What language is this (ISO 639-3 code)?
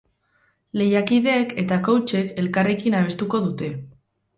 eus